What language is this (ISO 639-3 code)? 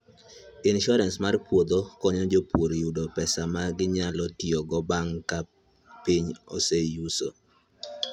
luo